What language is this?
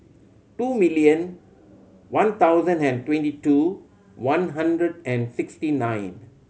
English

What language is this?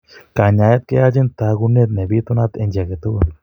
Kalenjin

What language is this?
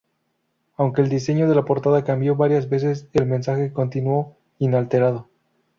Spanish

